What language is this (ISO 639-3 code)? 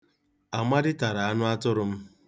ibo